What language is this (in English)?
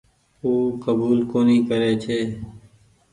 Goaria